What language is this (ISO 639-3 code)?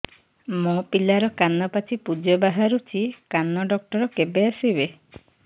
ori